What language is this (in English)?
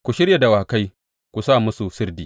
Hausa